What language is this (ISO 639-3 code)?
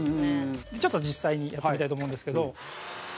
jpn